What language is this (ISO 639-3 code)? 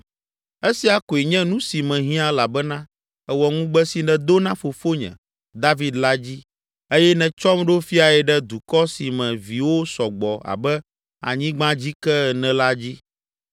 ewe